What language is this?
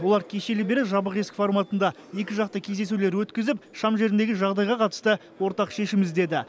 Kazakh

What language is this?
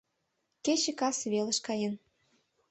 Mari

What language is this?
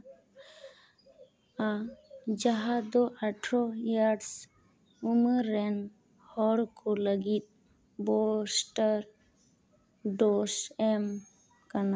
Santali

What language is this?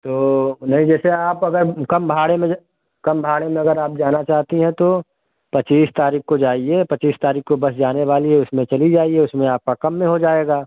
Hindi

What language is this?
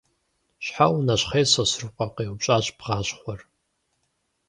Kabardian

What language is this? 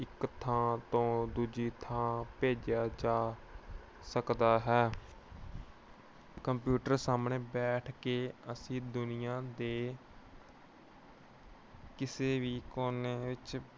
Punjabi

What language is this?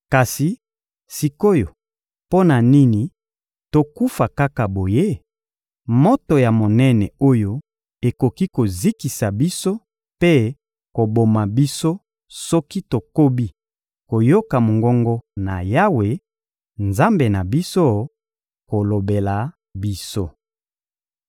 Lingala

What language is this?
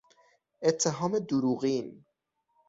Persian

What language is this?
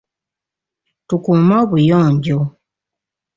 Ganda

